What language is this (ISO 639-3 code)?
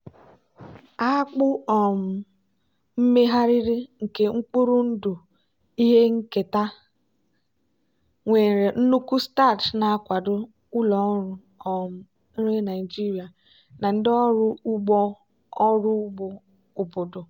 ibo